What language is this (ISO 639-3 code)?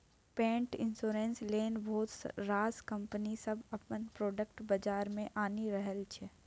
mai